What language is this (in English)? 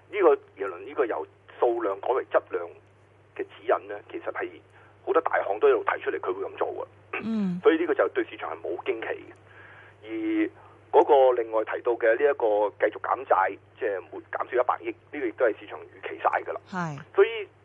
Chinese